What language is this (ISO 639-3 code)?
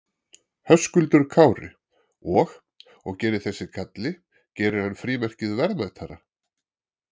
isl